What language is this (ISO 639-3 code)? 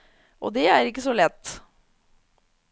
nor